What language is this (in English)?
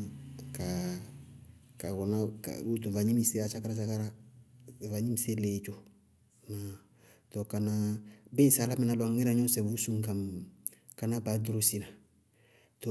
Bago-Kusuntu